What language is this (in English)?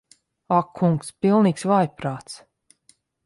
Latvian